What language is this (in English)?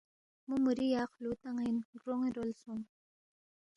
Balti